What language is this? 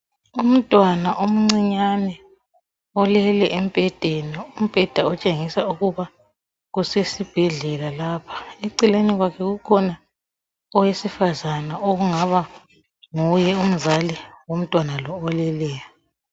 North Ndebele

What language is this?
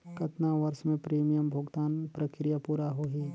Chhattisgarhi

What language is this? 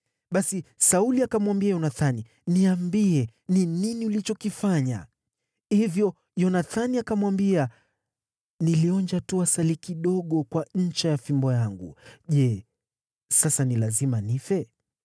Swahili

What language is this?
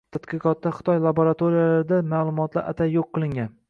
Uzbek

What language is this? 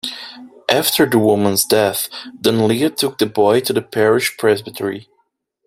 English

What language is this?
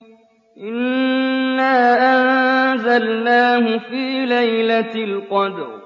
Arabic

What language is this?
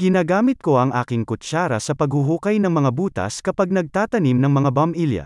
Filipino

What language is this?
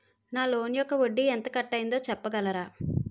Telugu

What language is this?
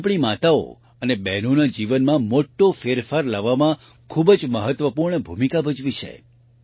Gujarati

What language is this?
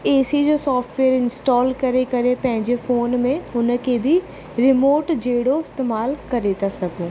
Sindhi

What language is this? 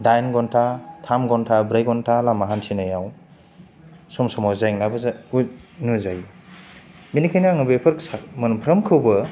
Bodo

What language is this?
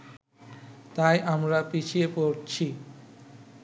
Bangla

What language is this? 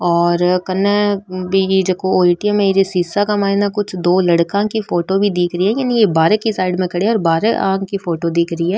Marwari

